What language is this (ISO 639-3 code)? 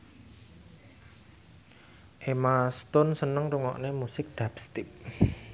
jav